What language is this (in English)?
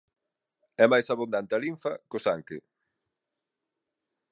Galician